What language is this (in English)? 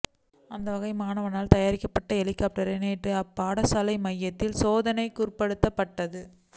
Tamil